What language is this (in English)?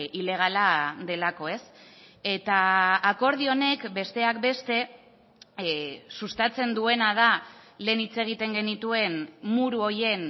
Basque